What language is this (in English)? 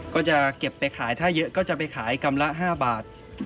Thai